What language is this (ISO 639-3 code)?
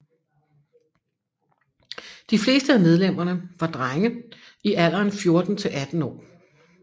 dan